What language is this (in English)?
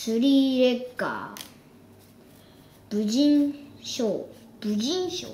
Japanese